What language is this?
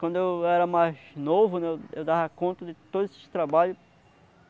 Portuguese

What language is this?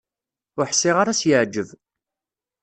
Kabyle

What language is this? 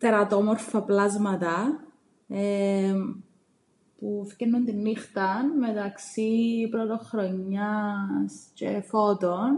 Greek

